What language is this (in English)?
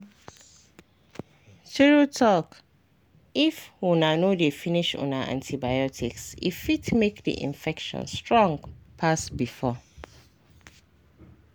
Nigerian Pidgin